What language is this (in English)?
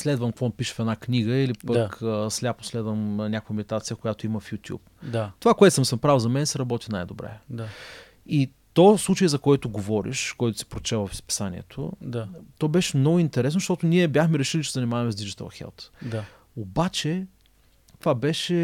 Bulgarian